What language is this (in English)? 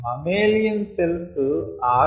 Telugu